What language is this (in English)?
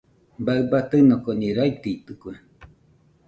Nüpode Huitoto